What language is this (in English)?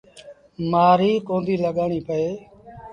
Sindhi Bhil